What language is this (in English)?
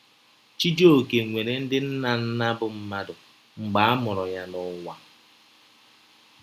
Igbo